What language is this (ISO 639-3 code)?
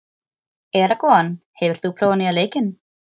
isl